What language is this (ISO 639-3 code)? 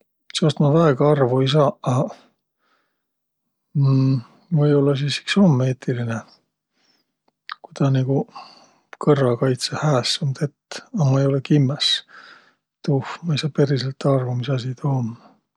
vro